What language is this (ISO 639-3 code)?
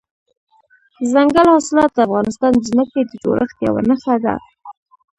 pus